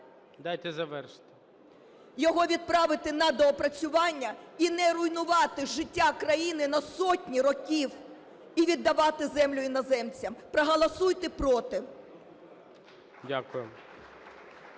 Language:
Ukrainian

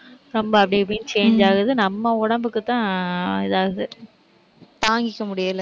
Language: Tamil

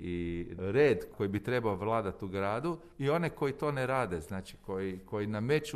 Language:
Croatian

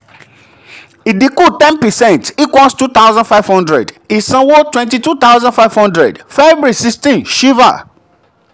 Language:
Yoruba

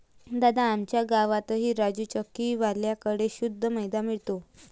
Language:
Marathi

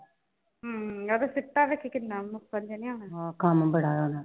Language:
Punjabi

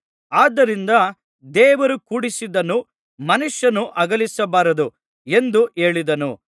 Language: Kannada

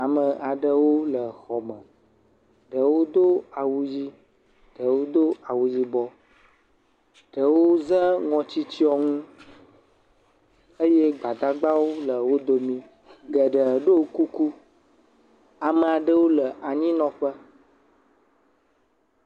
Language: Ewe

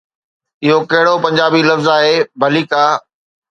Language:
Sindhi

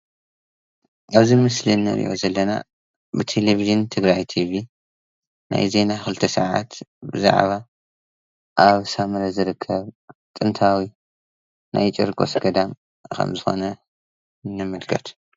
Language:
Tigrinya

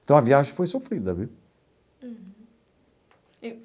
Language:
Portuguese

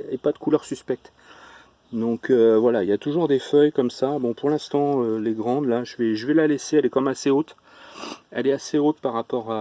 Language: French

